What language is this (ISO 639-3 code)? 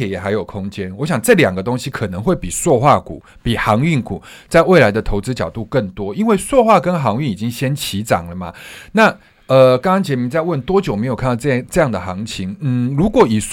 zho